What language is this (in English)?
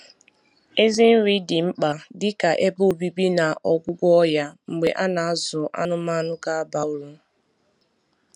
Igbo